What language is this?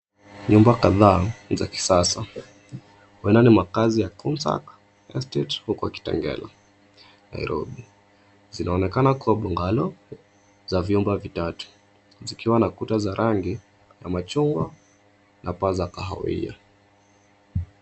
Swahili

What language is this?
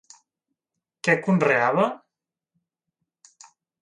Catalan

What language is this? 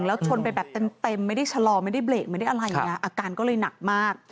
Thai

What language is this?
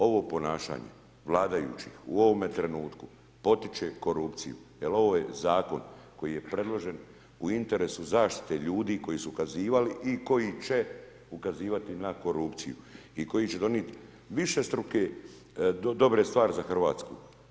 Croatian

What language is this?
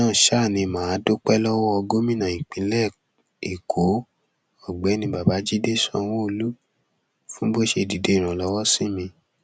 Yoruba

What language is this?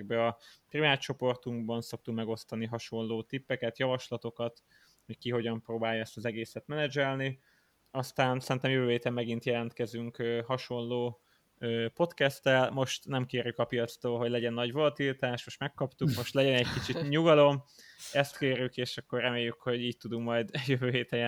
Hungarian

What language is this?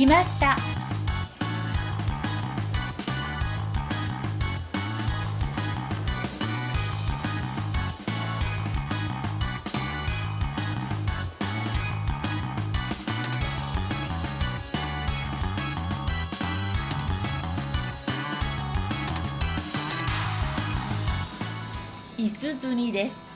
Japanese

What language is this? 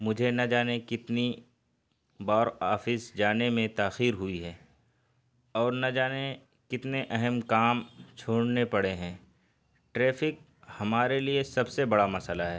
Urdu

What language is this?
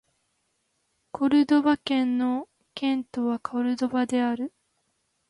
Japanese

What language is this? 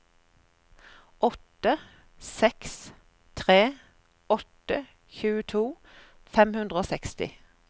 Norwegian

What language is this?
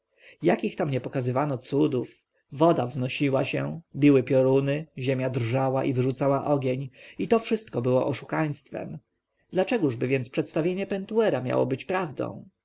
Polish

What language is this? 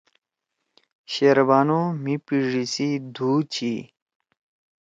Torwali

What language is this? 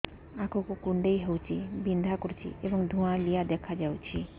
Odia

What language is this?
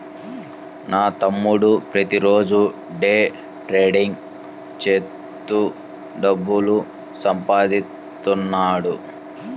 Telugu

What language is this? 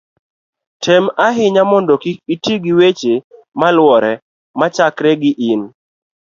Luo (Kenya and Tanzania)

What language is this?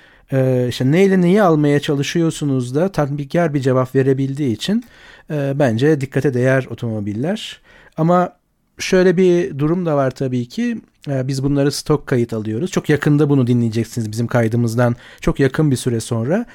Turkish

